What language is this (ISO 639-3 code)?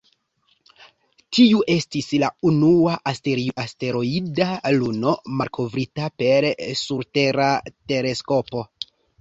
epo